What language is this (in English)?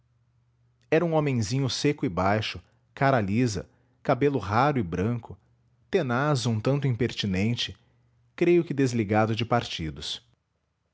Portuguese